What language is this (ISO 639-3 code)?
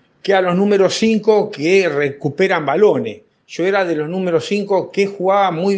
spa